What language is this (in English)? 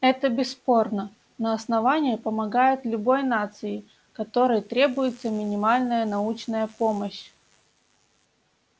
Russian